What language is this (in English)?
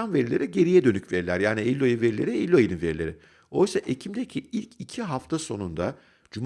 Turkish